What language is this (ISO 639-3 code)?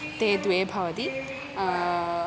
san